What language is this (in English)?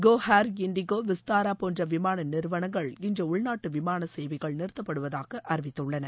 Tamil